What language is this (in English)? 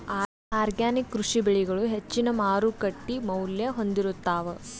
Kannada